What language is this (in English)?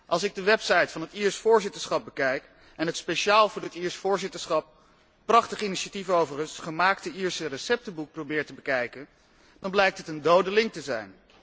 Dutch